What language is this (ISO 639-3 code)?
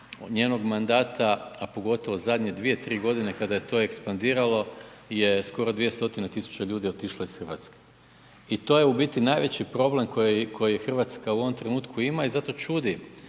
hrv